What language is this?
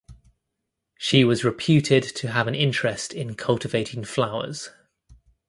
English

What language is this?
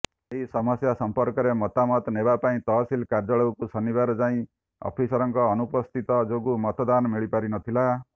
Odia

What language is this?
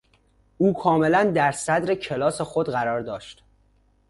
Persian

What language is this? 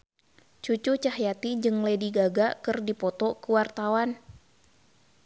Sundanese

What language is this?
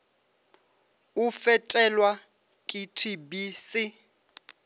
Northern Sotho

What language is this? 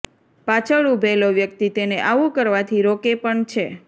Gujarati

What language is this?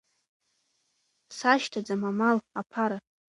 Abkhazian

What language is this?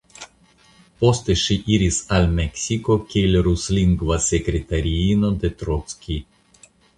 Esperanto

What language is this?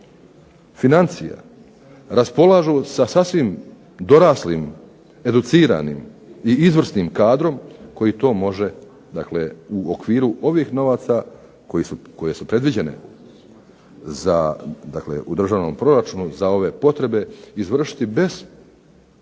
Croatian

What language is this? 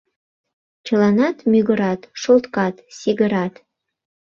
Mari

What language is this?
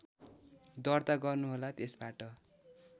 Nepali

